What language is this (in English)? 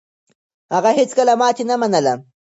Pashto